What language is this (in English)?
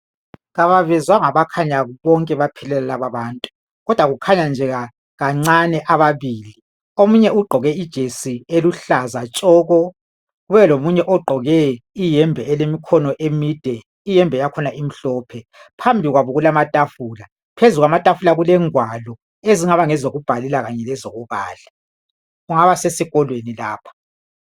North Ndebele